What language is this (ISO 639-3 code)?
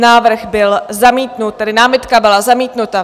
ces